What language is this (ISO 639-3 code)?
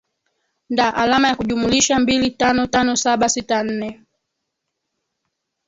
swa